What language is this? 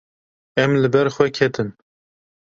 Kurdish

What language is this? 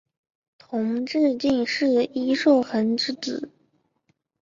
Chinese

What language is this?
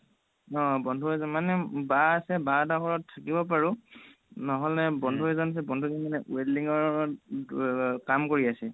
Assamese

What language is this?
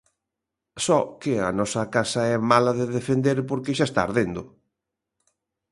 Galician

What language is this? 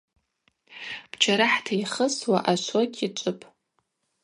Abaza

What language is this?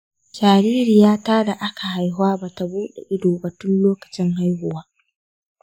Hausa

